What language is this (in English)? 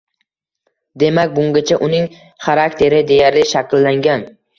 Uzbek